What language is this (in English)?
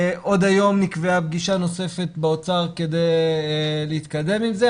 Hebrew